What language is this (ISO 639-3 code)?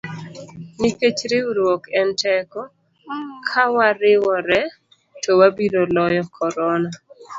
luo